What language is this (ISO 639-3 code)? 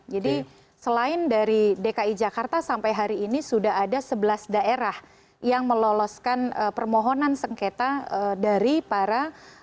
ind